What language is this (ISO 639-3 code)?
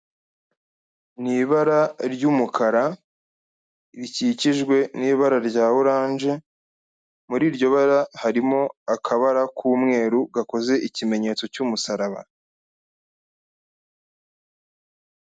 kin